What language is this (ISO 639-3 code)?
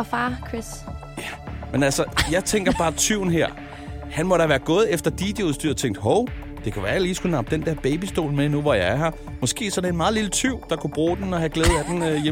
dan